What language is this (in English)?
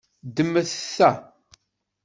Kabyle